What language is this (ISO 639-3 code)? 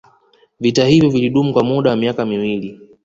swa